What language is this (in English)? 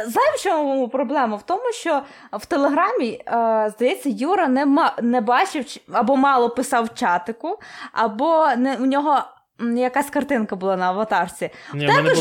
Ukrainian